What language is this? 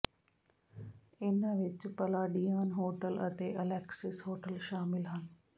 Punjabi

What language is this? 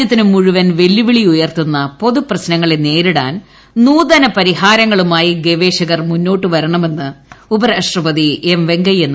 Malayalam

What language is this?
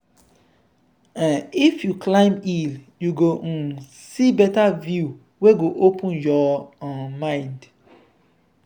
Nigerian Pidgin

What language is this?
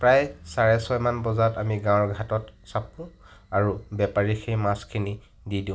Assamese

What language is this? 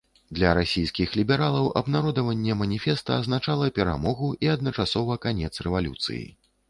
Belarusian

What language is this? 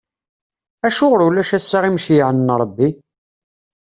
Kabyle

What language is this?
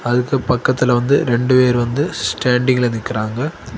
Tamil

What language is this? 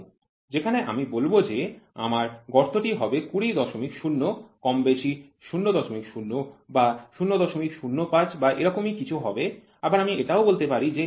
Bangla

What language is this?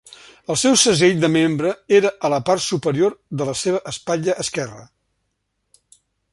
Catalan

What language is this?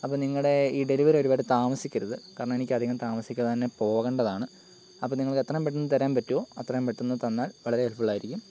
Malayalam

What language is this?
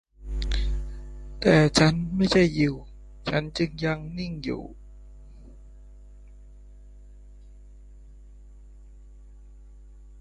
Thai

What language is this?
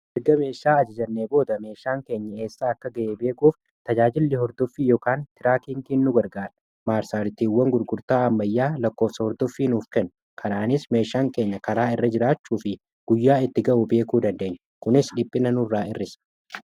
Oromo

